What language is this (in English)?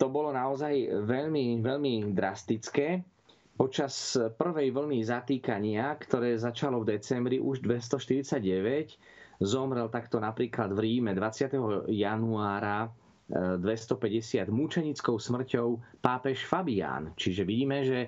Slovak